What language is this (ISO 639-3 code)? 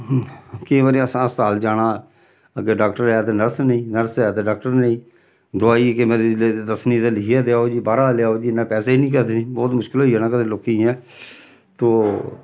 doi